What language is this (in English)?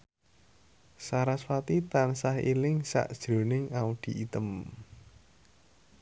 Javanese